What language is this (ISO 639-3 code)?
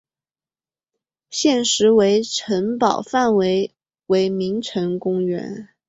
zho